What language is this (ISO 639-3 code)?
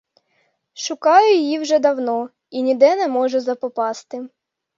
ukr